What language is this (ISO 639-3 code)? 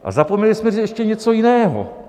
ces